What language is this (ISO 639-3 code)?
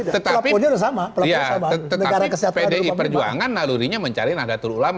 ind